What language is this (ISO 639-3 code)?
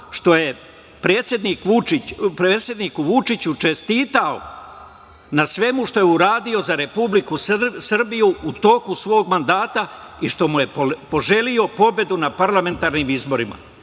srp